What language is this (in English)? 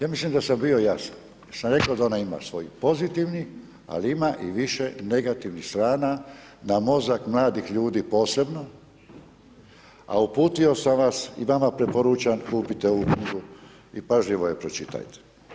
Croatian